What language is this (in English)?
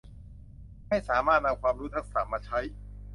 Thai